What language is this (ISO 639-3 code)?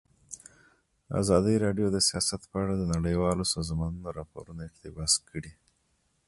pus